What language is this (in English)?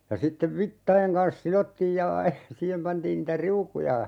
Finnish